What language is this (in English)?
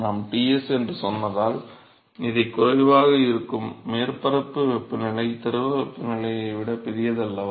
Tamil